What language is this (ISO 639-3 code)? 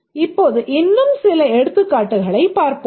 tam